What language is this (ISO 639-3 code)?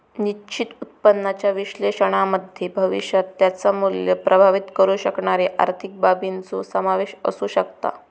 mar